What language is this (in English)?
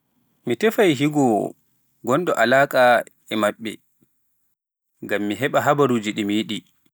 Pular